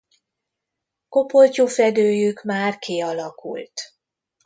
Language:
Hungarian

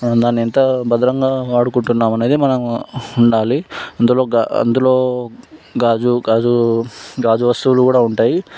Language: Telugu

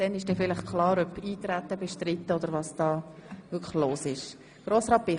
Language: Swiss German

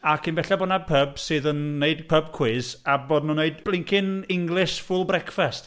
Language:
Welsh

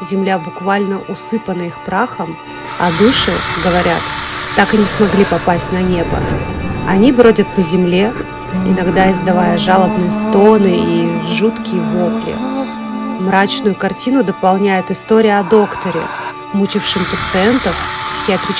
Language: Russian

